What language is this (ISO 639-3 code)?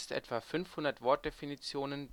deu